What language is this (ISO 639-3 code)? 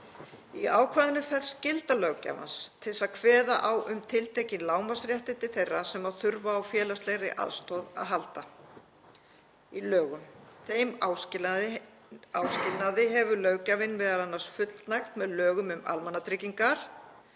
isl